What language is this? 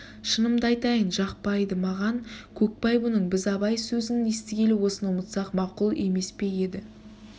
Kazakh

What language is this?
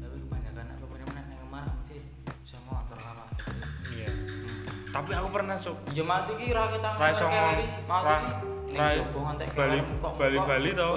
Indonesian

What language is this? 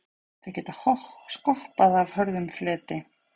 Icelandic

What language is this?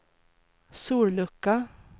Swedish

